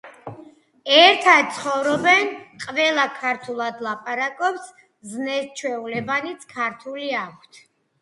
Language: Georgian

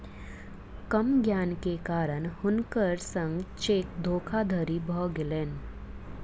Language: Maithili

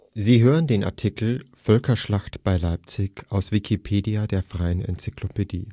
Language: German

